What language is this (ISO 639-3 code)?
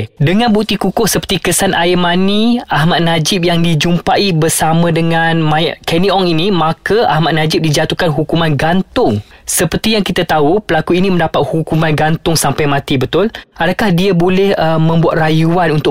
msa